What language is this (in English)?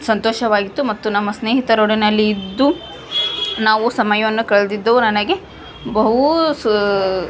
Kannada